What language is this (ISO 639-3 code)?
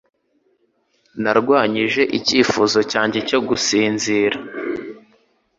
kin